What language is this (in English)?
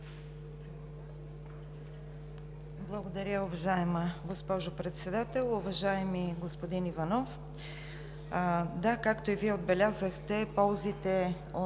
Bulgarian